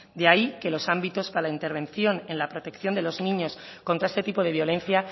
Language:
Spanish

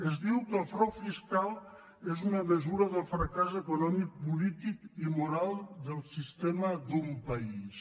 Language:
Catalan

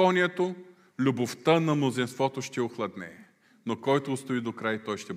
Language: Bulgarian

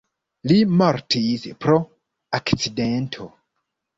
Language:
Esperanto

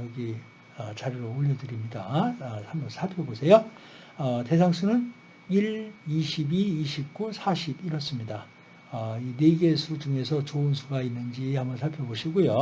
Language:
Korean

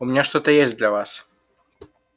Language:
Russian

